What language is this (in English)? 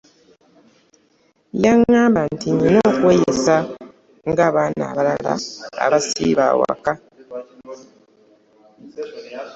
Ganda